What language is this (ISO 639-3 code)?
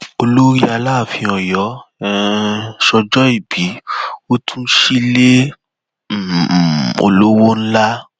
yor